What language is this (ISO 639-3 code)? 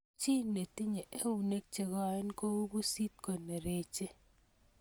kln